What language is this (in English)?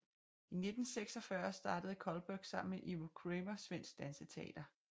Danish